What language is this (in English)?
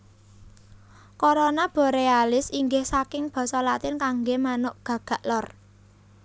Javanese